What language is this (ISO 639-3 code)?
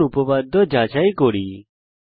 ben